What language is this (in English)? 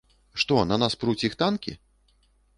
Belarusian